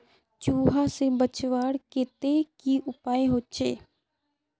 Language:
Magahi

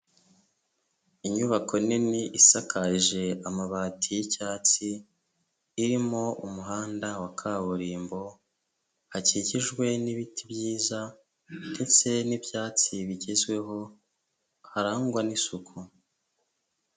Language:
Kinyarwanda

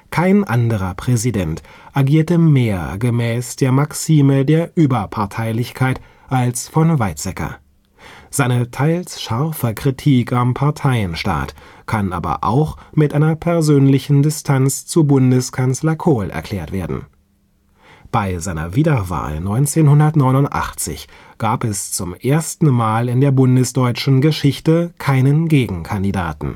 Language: German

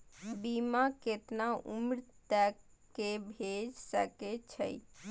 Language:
Maithili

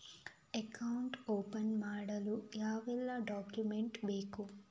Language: Kannada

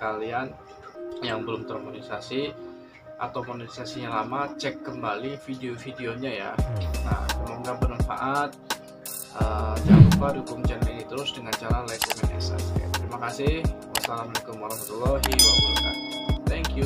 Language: Indonesian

